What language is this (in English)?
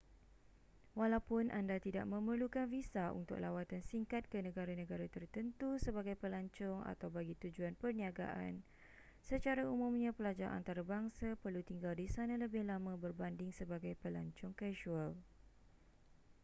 Malay